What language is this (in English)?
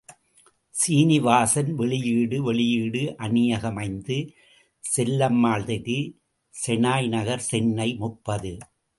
Tamil